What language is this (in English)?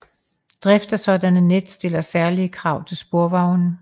Danish